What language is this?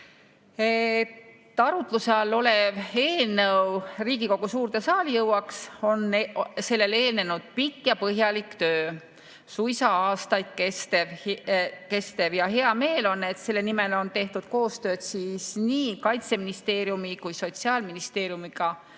Estonian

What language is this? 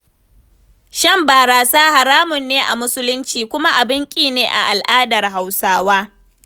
Hausa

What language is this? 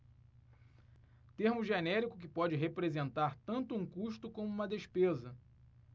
Portuguese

